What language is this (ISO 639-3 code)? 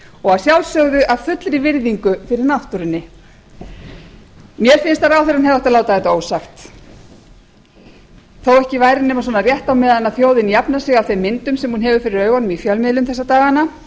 isl